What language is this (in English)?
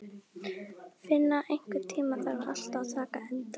Icelandic